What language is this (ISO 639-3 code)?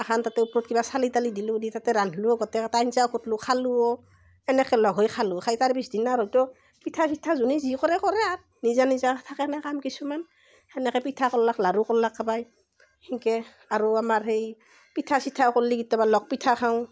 asm